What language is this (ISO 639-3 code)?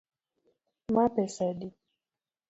luo